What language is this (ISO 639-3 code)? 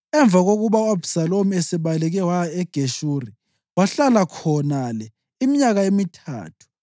nde